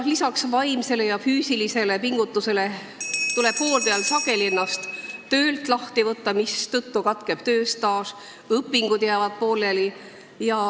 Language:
Estonian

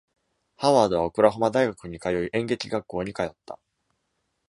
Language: Japanese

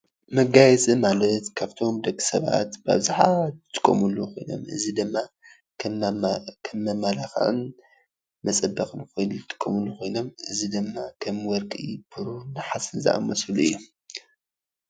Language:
Tigrinya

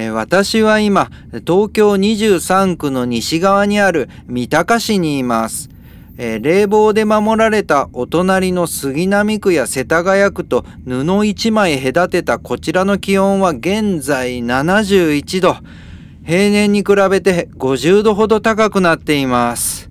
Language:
Japanese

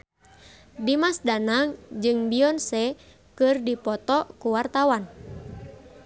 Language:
Sundanese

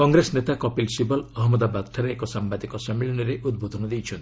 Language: Odia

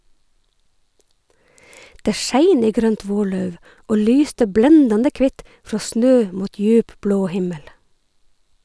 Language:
Norwegian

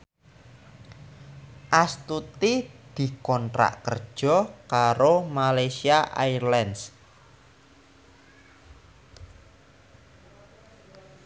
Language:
Javanese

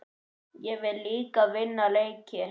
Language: Icelandic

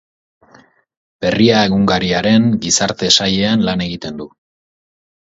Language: Basque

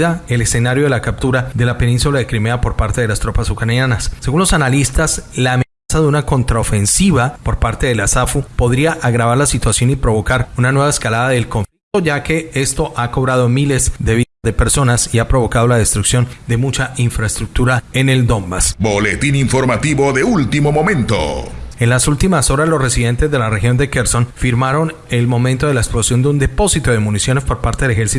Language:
Spanish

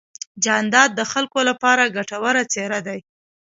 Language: Pashto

